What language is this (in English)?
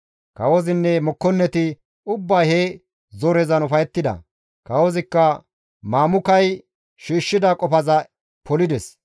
Gamo